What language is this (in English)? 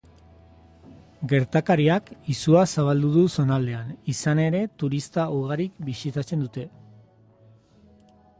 Basque